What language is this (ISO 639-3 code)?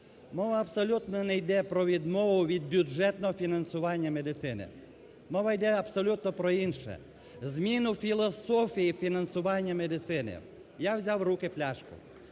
ukr